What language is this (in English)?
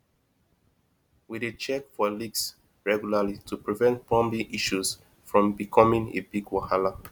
Nigerian Pidgin